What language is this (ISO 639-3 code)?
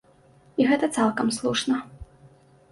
bel